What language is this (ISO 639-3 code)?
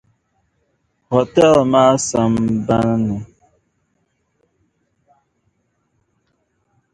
dag